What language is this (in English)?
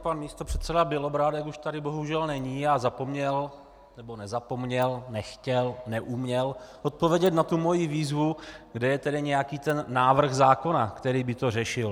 Czech